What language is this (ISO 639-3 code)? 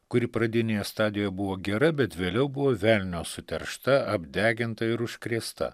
lit